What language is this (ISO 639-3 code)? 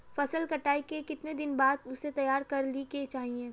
mag